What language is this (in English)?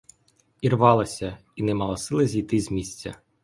Ukrainian